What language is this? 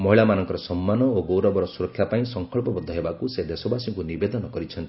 Odia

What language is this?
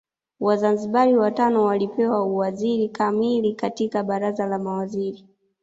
Swahili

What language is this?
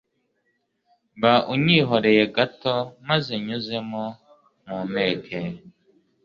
Kinyarwanda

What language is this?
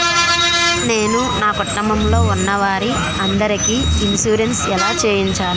Telugu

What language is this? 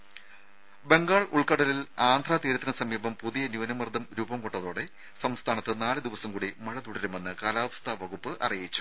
Malayalam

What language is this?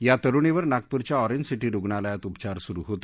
Marathi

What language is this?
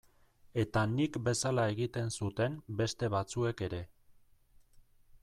Basque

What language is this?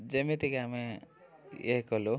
Odia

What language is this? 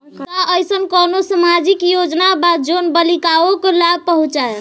Bhojpuri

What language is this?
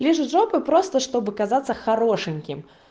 Russian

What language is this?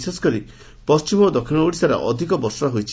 Odia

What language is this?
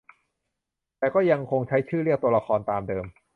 Thai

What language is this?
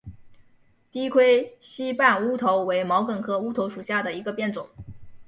Chinese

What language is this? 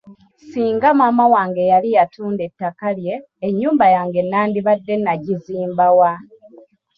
Ganda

